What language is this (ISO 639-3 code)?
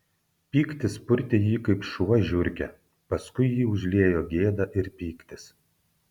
lit